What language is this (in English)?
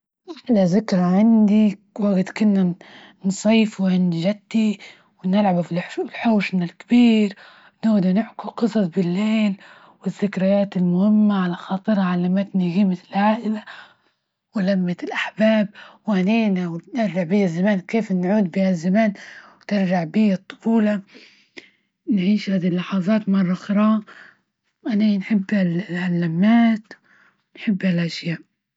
Libyan Arabic